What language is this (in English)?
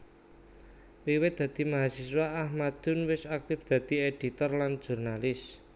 Javanese